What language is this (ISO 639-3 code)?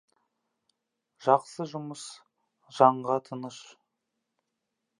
kaz